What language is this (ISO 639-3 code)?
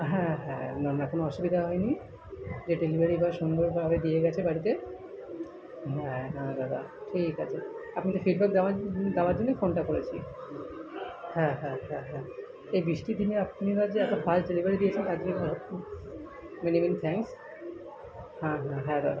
ben